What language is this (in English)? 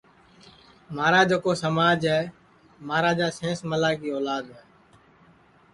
Sansi